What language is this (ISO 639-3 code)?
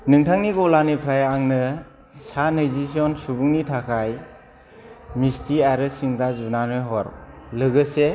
brx